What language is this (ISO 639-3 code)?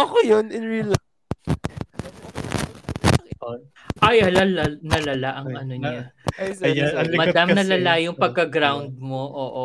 fil